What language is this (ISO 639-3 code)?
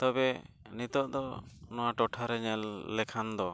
sat